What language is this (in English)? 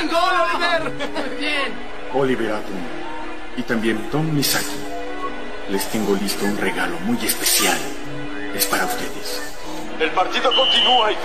Spanish